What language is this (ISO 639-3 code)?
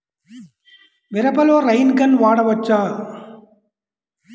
tel